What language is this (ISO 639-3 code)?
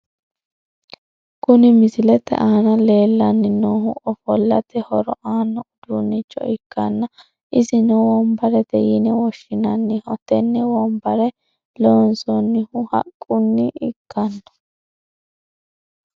sid